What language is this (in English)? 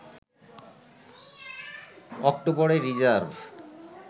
Bangla